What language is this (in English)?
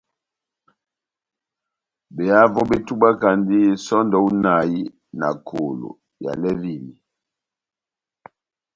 Batanga